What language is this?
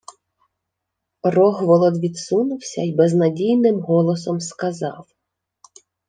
Ukrainian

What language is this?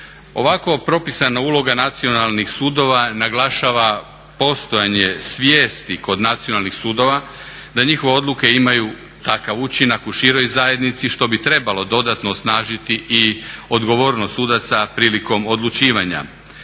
Croatian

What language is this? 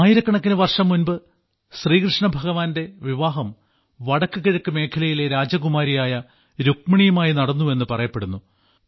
Malayalam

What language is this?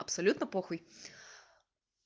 Russian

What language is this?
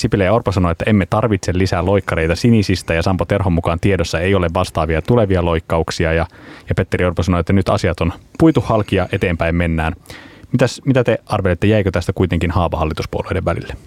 Finnish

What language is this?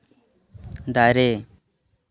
Santali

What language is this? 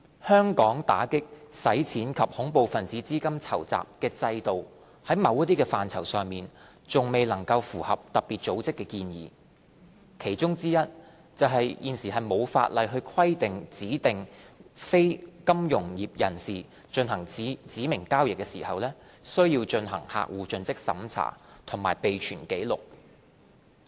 Cantonese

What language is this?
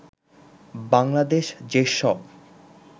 Bangla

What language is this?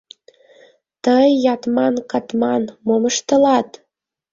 Mari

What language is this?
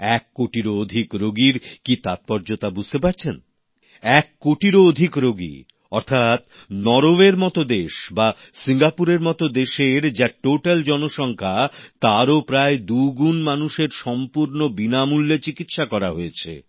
Bangla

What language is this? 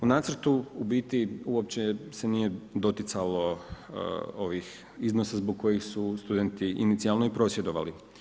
Croatian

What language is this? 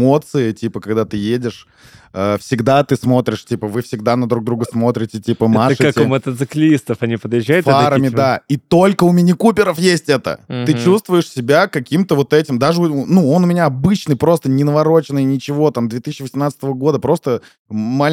Russian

